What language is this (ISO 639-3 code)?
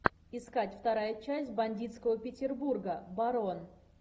rus